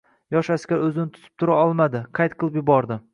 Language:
Uzbek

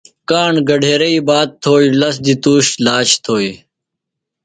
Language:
Phalura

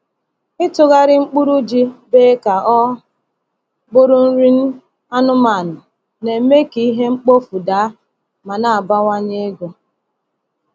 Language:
Igbo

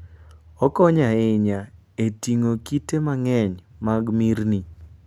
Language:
Luo (Kenya and Tanzania)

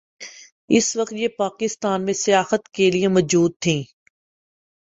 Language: Urdu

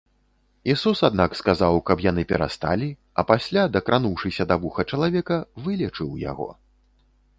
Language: Belarusian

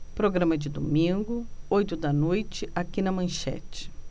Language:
Portuguese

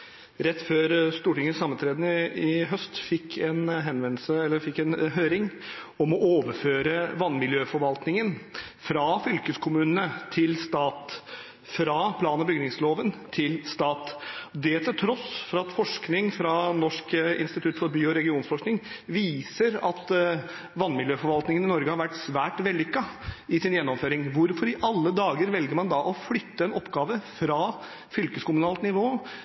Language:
Norwegian Bokmål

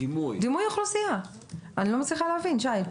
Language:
Hebrew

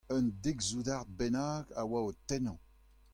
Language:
Breton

